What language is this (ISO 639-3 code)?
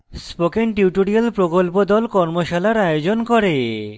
ben